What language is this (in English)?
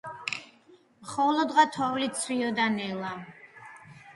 Georgian